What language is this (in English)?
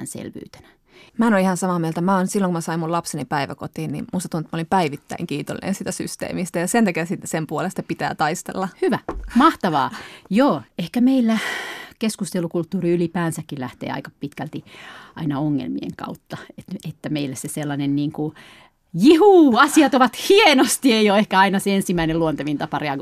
Finnish